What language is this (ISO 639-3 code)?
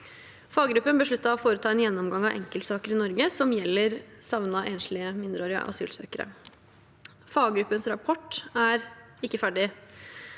nor